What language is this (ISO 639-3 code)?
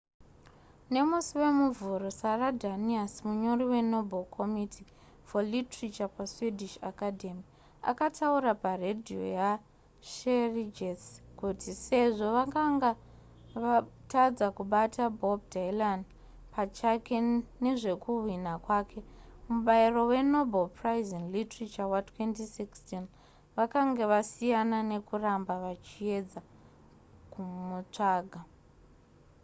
sna